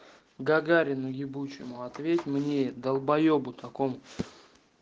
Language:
Russian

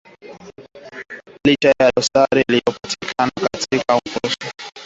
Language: Swahili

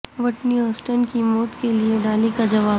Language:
Urdu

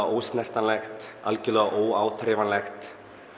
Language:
Icelandic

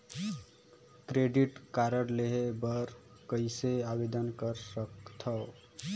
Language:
Chhattisgarhi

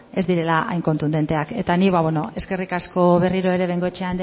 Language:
Basque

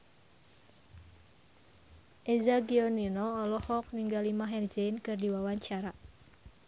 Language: Sundanese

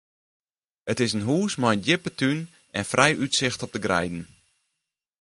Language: Western Frisian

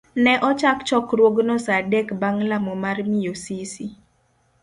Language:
Luo (Kenya and Tanzania)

